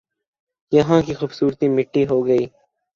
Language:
Urdu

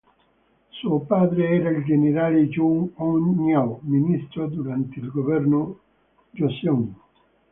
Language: Italian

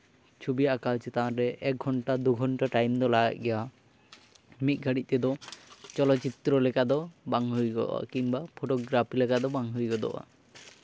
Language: Santali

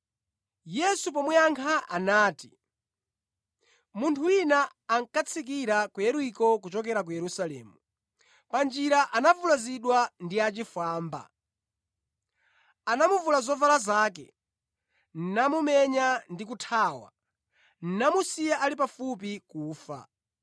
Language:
Nyanja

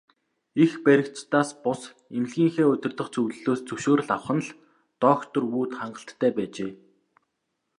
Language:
Mongolian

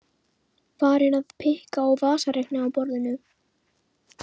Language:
Icelandic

